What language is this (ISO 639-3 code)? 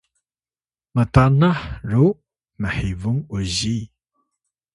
tay